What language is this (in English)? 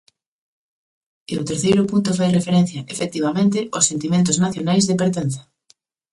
Galician